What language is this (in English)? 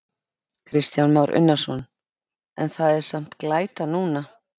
Icelandic